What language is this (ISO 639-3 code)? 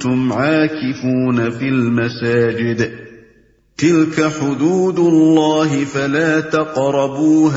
urd